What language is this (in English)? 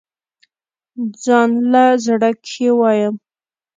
Pashto